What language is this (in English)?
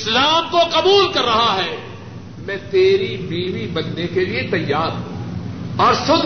Urdu